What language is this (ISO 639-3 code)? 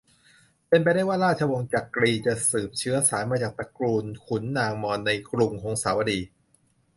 tha